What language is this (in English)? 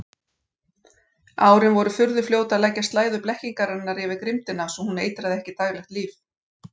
Icelandic